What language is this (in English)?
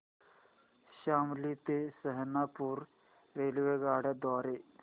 Marathi